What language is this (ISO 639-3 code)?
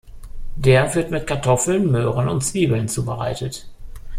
deu